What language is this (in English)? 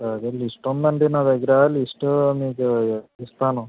Telugu